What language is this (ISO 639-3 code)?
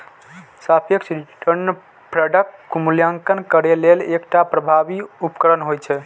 mai